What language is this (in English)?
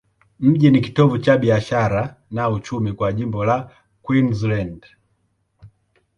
Swahili